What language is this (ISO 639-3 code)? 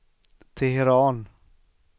swe